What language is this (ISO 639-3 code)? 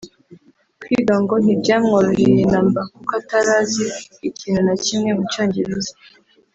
kin